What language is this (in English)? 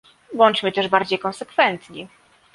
Polish